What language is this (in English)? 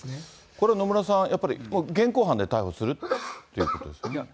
Japanese